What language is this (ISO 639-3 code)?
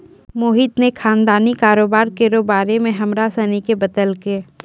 mai